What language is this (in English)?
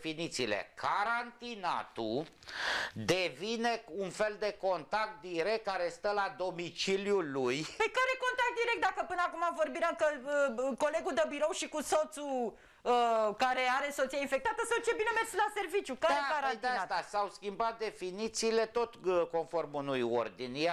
Romanian